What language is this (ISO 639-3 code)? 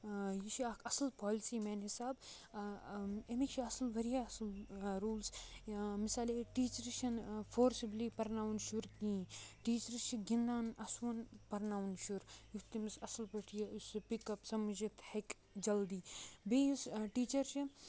kas